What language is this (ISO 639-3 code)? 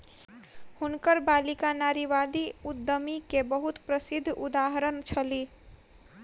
mai